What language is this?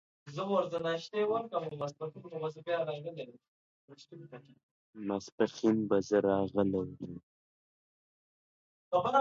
Pashto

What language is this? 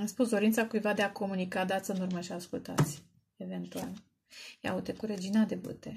Romanian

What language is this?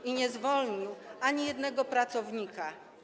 Polish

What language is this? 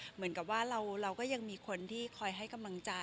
Thai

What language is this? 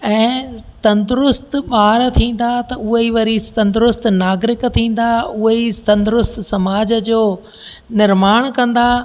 Sindhi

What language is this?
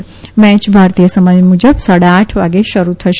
Gujarati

